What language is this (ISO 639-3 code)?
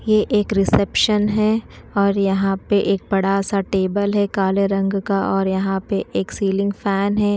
hin